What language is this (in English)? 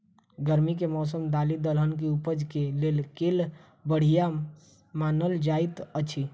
Maithili